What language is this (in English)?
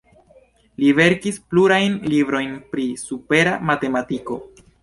Esperanto